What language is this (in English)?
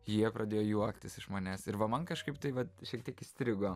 Lithuanian